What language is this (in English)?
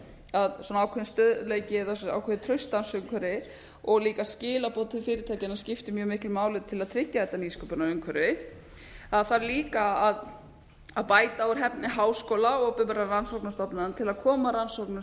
Icelandic